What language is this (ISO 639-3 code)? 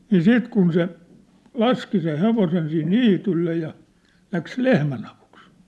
fin